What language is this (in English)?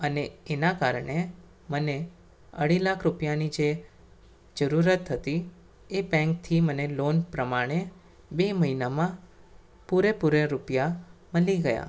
Gujarati